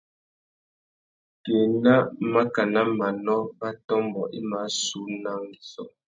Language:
Tuki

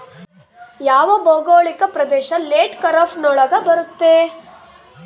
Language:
Kannada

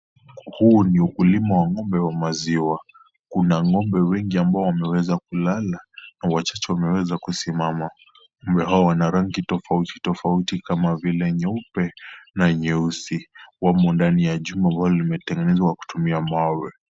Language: Swahili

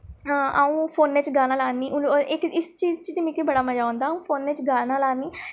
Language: Dogri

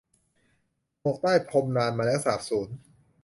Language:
Thai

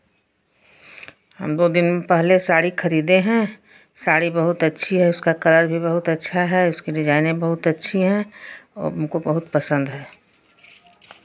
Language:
Hindi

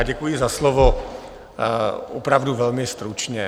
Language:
Czech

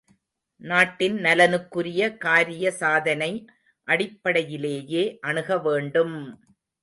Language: Tamil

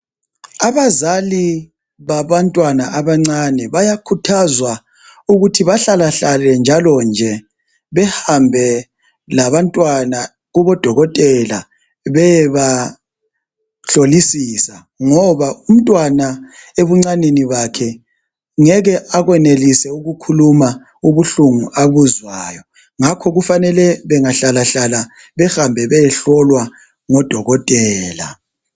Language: North Ndebele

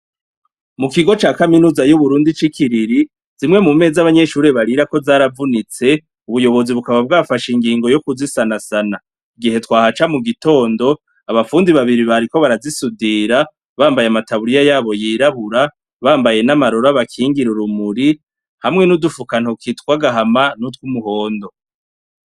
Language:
Rundi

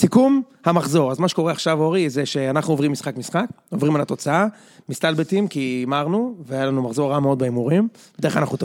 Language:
Hebrew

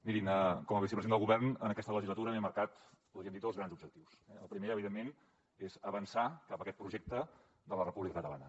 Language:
Catalan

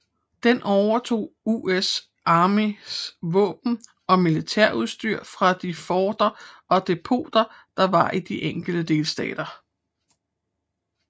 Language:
Danish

